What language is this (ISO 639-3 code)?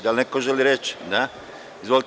srp